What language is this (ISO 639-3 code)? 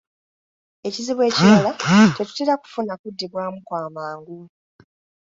lug